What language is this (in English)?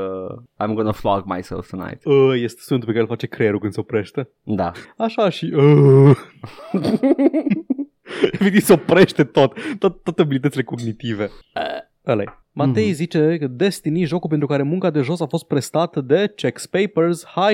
Romanian